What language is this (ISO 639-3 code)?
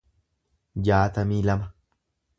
orm